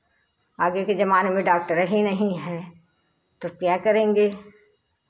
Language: Hindi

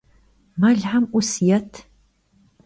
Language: Kabardian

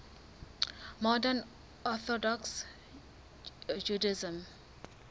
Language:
Southern Sotho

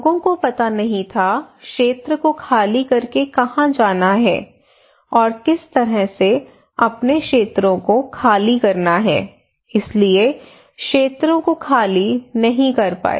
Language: Hindi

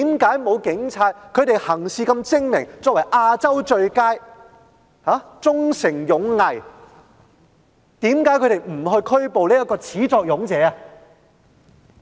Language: Cantonese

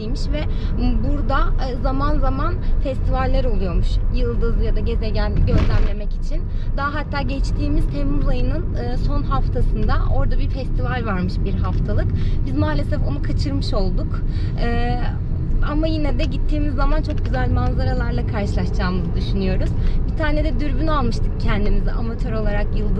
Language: Turkish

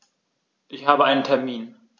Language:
German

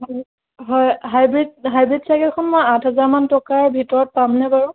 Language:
Assamese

